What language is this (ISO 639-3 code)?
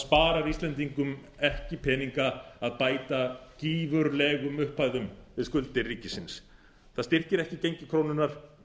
isl